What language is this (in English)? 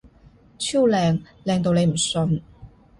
Cantonese